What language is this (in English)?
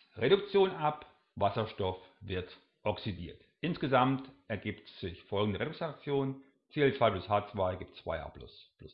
German